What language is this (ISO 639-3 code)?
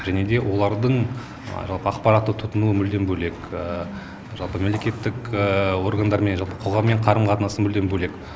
kaz